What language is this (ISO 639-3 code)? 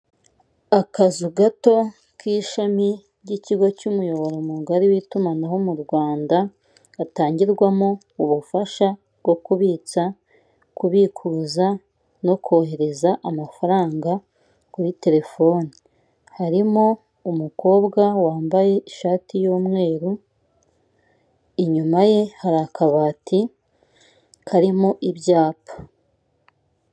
kin